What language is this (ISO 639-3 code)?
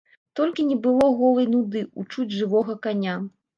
bel